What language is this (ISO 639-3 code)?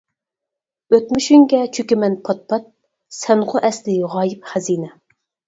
uig